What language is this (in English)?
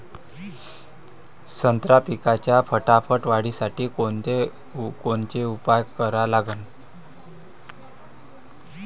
Marathi